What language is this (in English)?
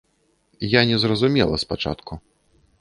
Belarusian